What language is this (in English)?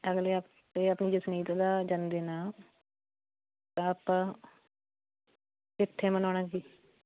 Punjabi